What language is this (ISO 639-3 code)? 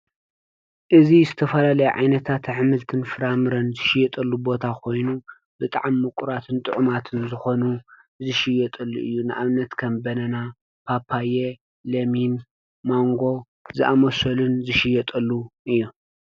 tir